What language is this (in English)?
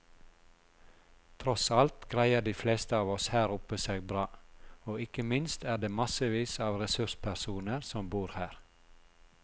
Norwegian